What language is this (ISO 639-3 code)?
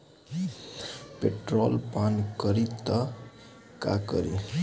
bho